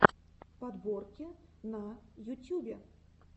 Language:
Russian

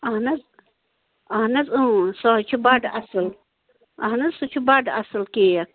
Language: Kashmiri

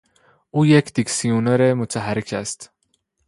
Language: Persian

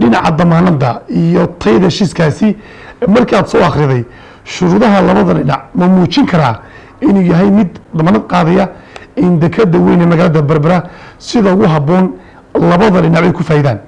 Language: Arabic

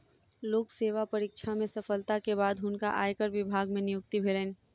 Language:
Maithili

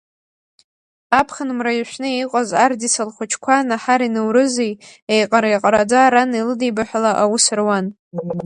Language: Abkhazian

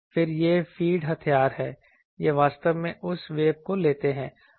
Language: Hindi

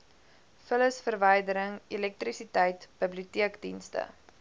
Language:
Afrikaans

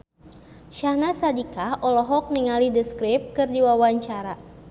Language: Sundanese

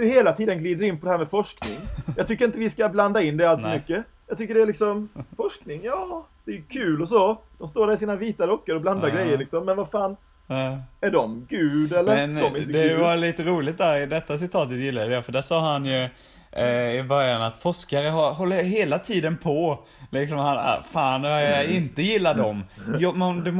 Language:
Swedish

